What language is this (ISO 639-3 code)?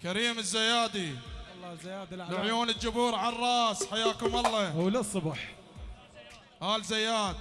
ara